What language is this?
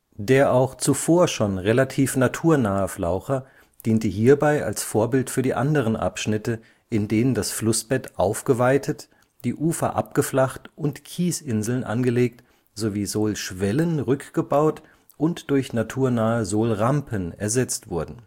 German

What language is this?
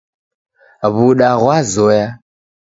Taita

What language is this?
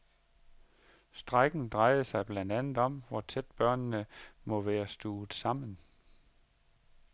Danish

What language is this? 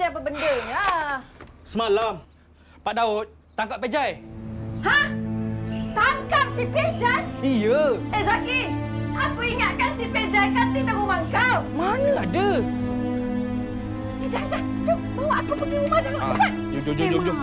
Malay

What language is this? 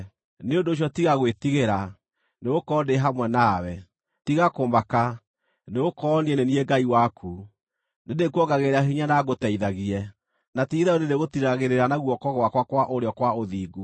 Kikuyu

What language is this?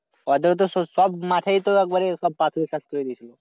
Bangla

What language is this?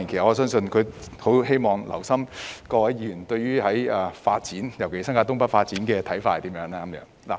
Cantonese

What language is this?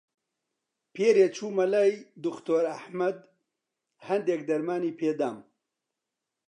Central Kurdish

